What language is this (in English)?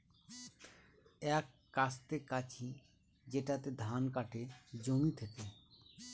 Bangla